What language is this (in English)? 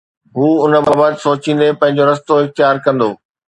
Sindhi